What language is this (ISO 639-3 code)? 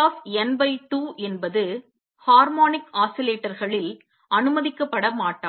tam